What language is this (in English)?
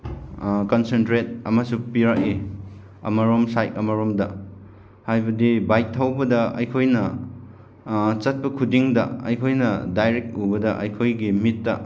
Manipuri